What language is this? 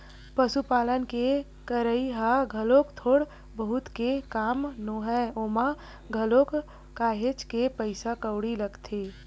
Chhattisgarhi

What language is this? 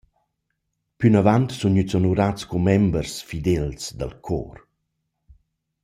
Romansh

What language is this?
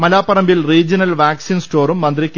Malayalam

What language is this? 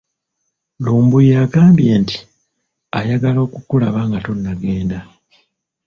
Ganda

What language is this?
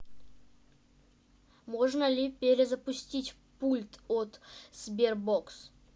Russian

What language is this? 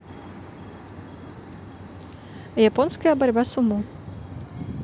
Russian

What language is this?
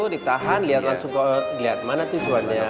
Indonesian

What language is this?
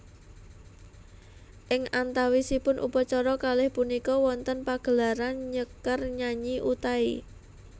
Javanese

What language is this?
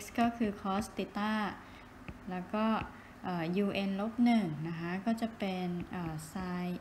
Thai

